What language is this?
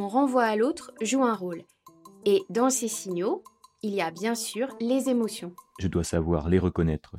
French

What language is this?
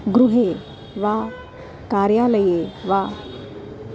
Sanskrit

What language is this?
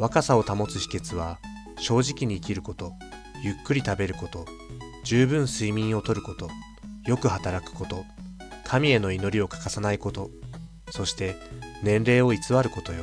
Japanese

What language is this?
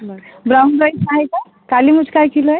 Marathi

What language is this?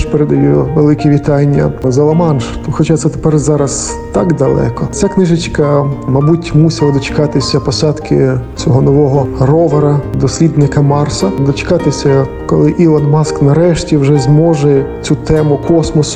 Ukrainian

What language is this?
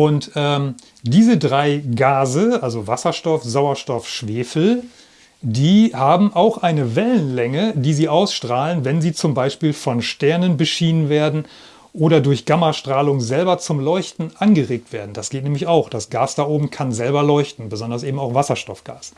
German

